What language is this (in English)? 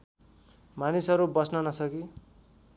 Nepali